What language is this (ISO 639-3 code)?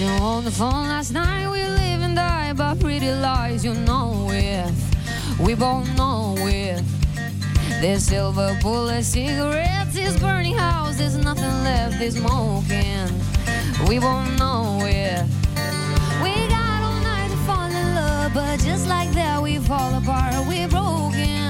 ron